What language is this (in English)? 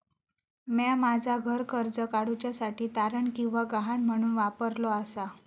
Marathi